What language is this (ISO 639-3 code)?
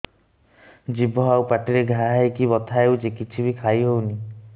ori